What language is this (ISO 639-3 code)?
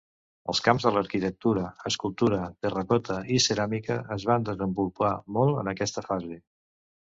cat